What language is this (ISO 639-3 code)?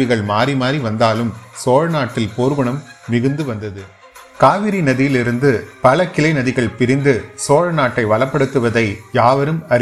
tam